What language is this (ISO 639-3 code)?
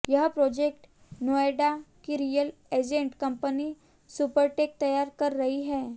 hin